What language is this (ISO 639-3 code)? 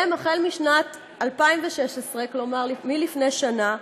heb